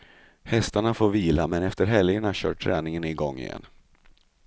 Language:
Swedish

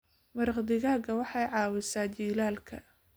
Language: Somali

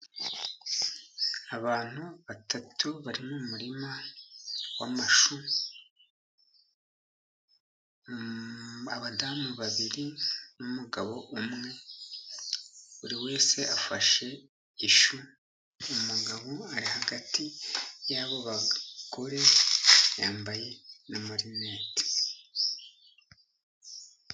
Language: Kinyarwanda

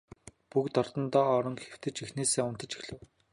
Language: Mongolian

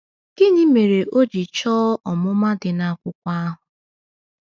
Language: Igbo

